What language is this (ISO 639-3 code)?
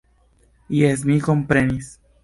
epo